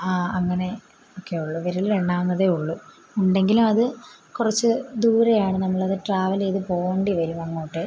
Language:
Malayalam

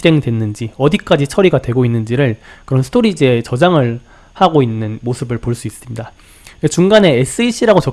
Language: Korean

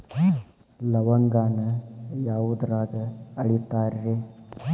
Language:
Kannada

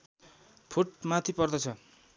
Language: Nepali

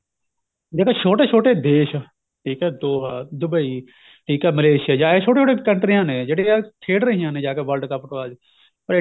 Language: Punjabi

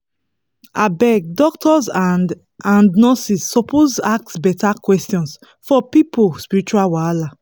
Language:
Nigerian Pidgin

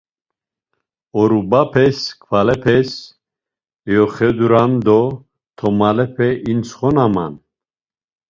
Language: Laz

